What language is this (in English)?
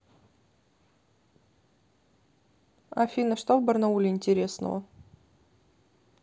Russian